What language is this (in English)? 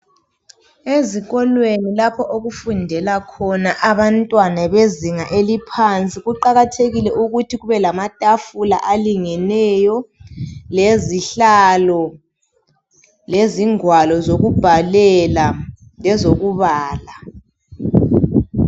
North Ndebele